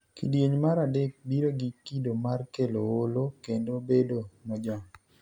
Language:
Luo (Kenya and Tanzania)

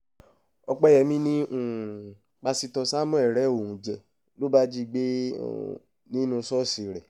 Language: Yoruba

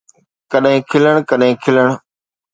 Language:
Sindhi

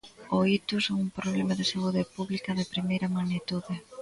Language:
Galician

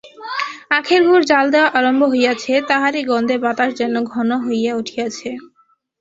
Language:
Bangla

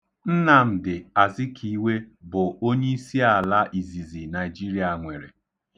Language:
Igbo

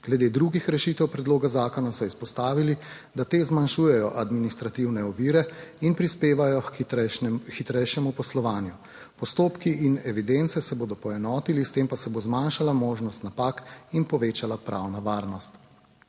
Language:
Slovenian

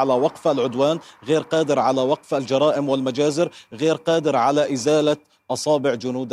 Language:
Arabic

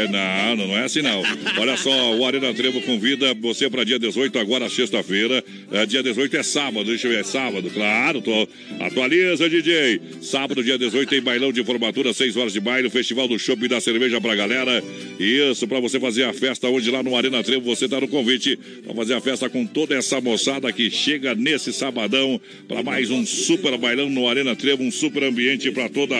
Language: Portuguese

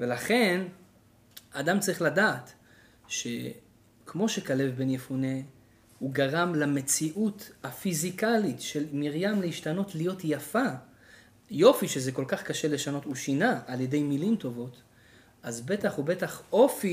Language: Hebrew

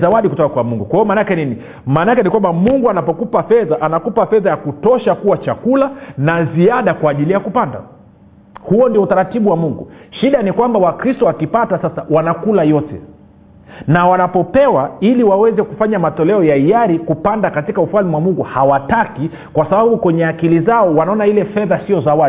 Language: Swahili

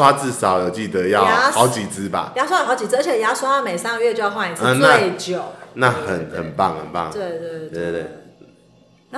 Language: Chinese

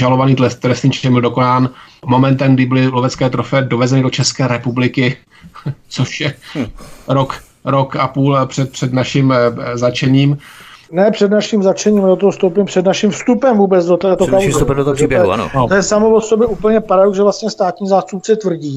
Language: Czech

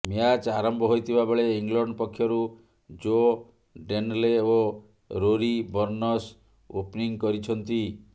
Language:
Odia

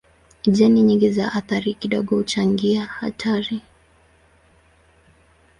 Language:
Swahili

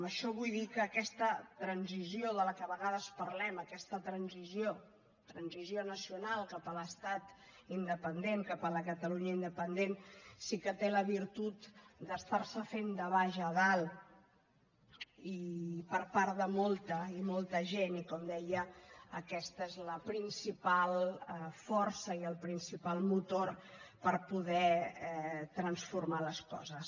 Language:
Catalan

